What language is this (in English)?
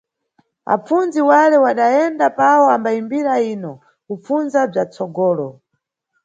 Nyungwe